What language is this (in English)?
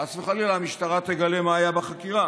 Hebrew